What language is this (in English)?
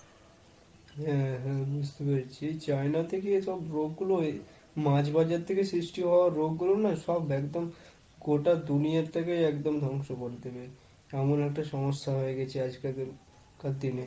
Bangla